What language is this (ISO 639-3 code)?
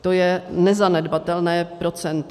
ces